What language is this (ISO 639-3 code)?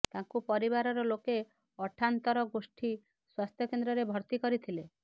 ori